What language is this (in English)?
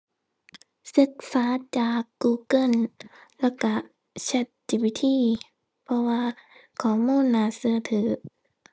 Thai